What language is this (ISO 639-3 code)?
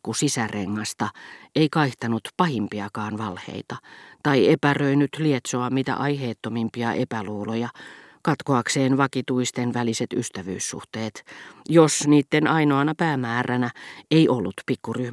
fin